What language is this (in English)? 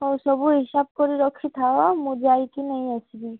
Odia